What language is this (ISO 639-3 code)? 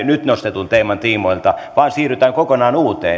fin